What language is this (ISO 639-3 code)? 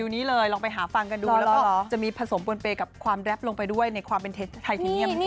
tha